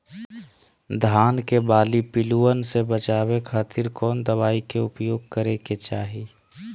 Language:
Magahi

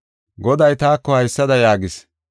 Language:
Gofa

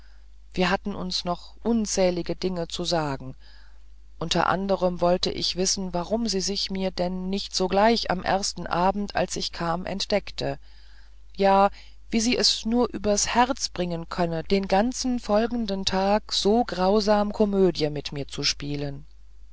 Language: German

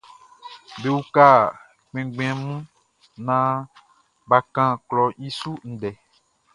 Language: Baoulé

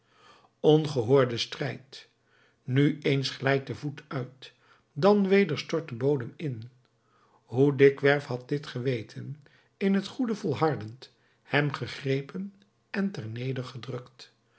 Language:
Dutch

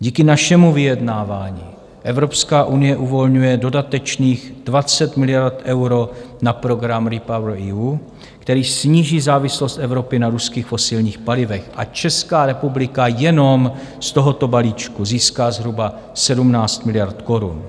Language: Czech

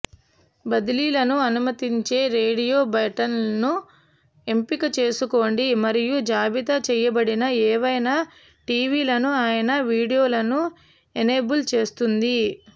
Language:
Telugu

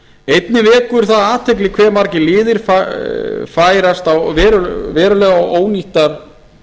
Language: Icelandic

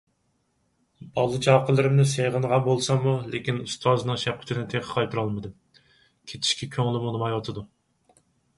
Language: Uyghur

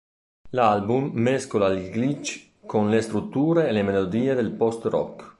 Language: Italian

